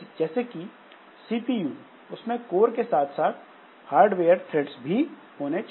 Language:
Hindi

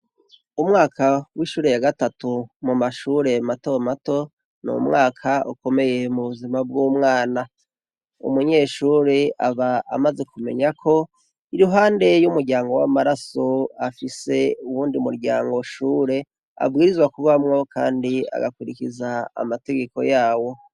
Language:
Rundi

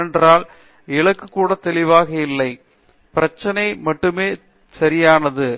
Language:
Tamil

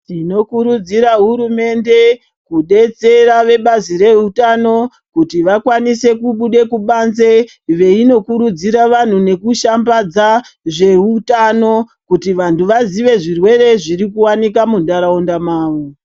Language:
Ndau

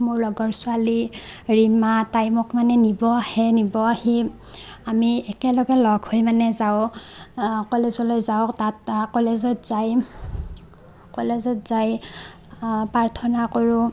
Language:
Assamese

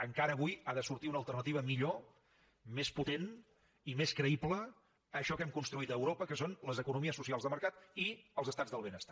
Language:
Catalan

